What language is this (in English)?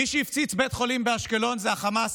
Hebrew